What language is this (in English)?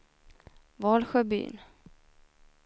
Swedish